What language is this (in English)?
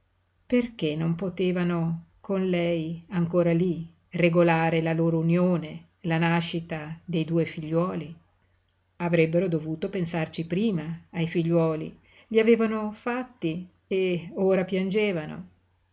Italian